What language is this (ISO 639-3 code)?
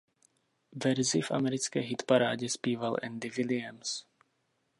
ces